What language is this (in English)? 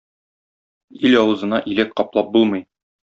Tatar